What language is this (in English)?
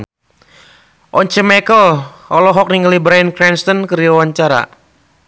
Sundanese